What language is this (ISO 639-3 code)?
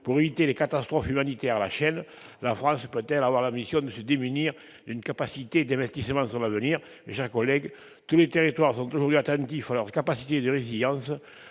fra